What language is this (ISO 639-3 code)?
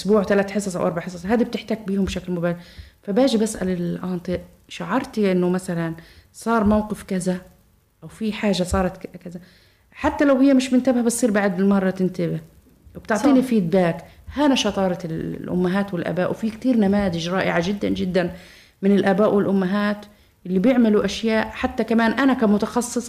ara